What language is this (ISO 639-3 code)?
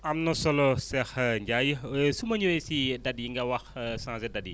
wol